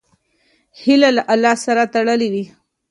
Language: Pashto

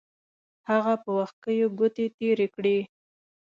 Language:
Pashto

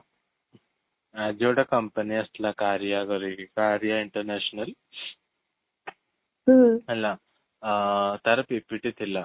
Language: Odia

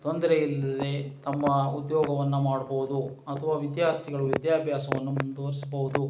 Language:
Kannada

